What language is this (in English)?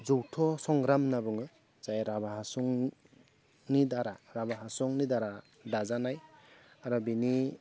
Bodo